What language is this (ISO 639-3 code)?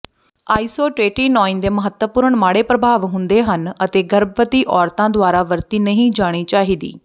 pan